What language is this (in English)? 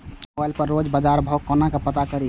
Maithili